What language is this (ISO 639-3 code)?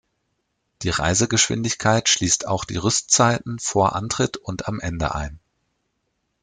deu